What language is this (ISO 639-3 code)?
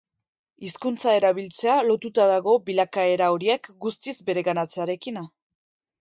eus